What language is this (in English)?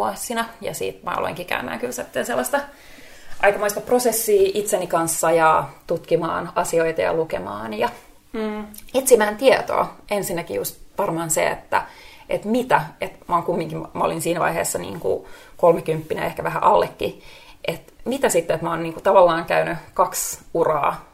Finnish